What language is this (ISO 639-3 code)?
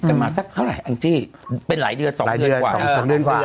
tha